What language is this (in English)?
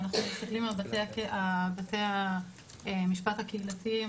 Hebrew